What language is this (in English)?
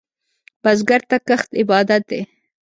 Pashto